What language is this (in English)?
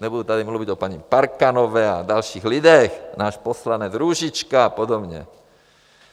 Czech